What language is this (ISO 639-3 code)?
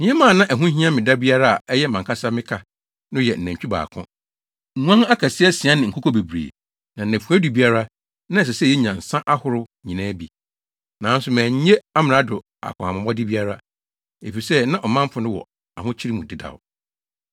aka